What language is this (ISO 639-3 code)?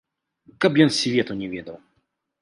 bel